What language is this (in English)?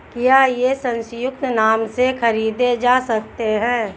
Hindi